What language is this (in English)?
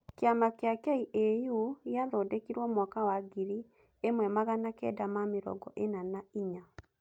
Kikuyu